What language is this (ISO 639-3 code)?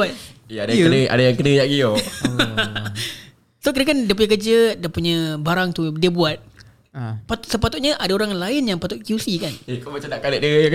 msa